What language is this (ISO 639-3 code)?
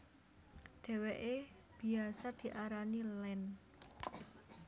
jav